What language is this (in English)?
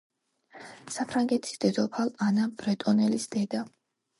Georgian